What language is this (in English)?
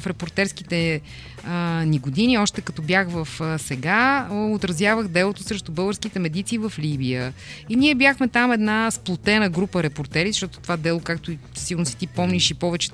Bulgarian